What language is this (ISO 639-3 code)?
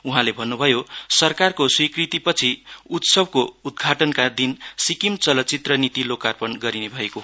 nep